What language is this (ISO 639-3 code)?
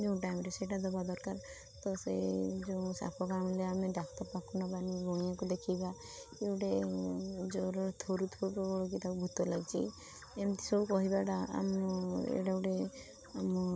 ori